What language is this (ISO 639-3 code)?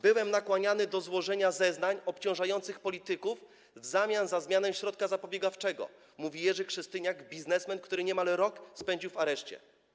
pol